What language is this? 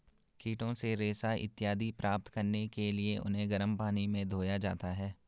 Hindi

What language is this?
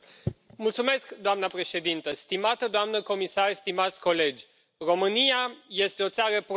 Romanian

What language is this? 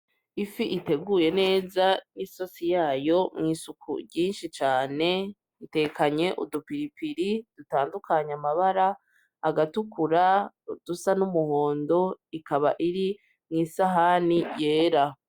Rundi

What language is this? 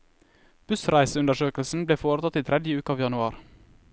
Norwegian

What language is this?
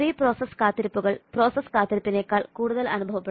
Malayalam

